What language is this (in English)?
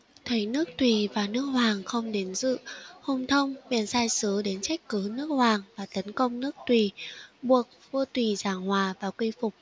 Vietnamese